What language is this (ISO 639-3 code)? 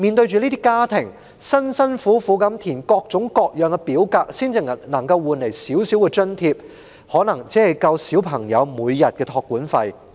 yue